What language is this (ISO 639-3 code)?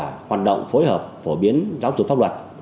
vie